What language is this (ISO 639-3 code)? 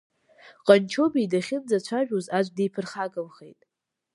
abk